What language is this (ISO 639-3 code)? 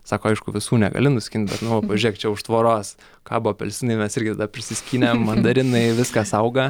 lit